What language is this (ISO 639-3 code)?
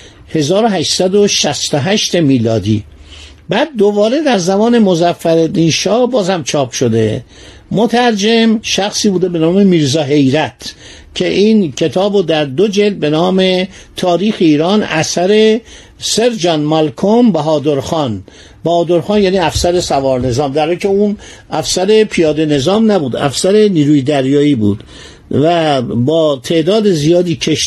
fas